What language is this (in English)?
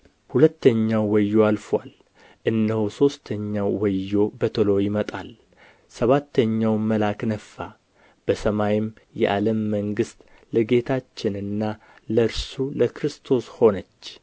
Amharic